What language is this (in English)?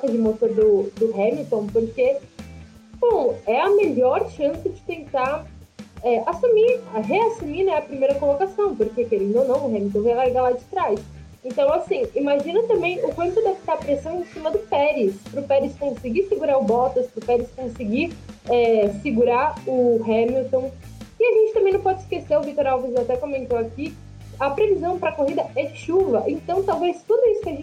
Portuguese